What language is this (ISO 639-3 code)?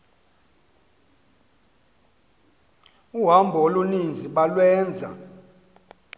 xho